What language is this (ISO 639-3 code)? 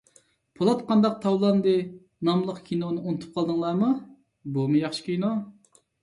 uig